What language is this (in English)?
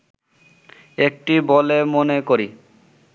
Bangla